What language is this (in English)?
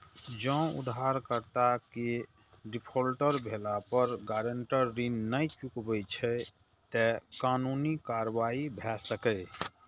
Maithili